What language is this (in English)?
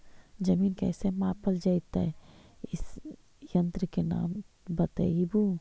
Magahi